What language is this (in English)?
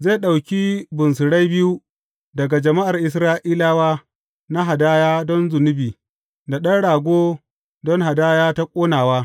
Hausa